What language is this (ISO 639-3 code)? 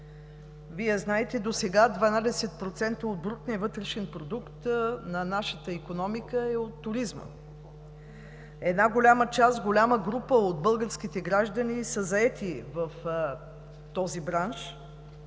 bul